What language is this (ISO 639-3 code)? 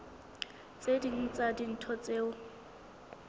sot